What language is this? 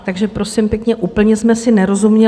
Czech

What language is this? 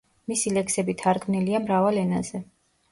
Georgian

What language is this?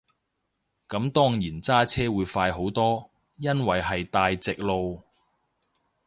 Cantonese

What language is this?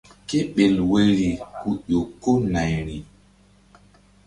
Mbum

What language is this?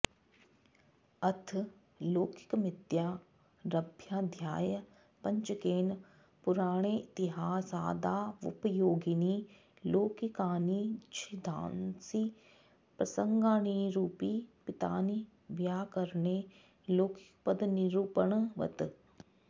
Sanskrit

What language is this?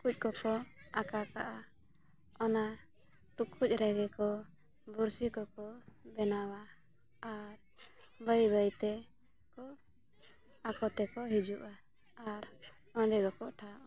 Santali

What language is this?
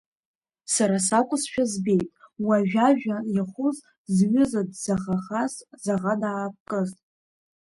Abkhazian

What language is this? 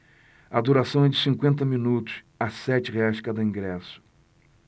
Portuguese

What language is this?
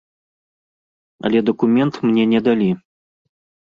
Belarusian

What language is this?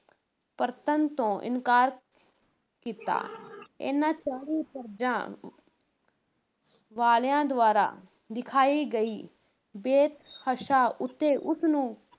Punjabi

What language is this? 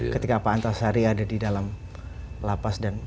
Indonesian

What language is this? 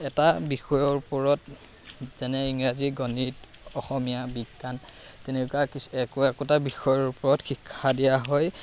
Assamese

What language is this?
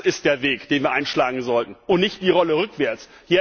German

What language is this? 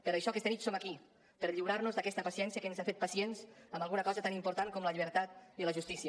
Catalan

